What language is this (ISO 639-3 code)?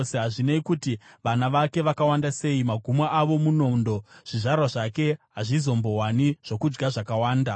sna